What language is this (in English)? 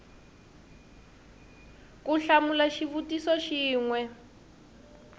Tsonga